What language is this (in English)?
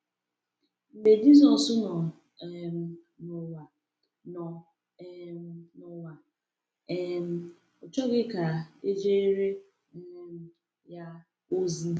Igbo